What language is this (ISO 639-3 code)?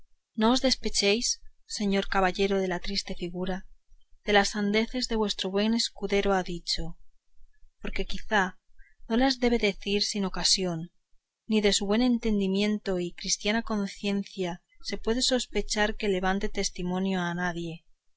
spa